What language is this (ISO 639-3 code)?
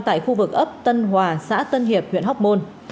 vie